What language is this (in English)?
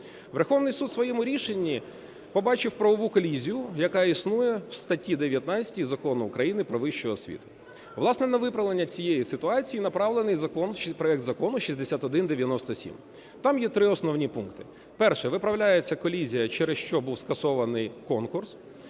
Ukrainian